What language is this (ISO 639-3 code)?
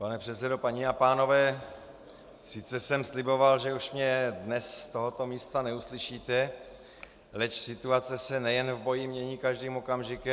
ces